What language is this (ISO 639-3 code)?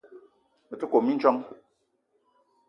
eto